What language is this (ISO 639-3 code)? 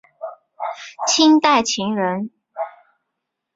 zho